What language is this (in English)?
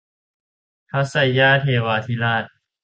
Thai